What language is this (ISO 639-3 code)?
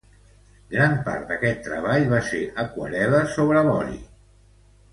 cat